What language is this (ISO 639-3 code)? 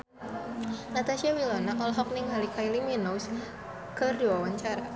sun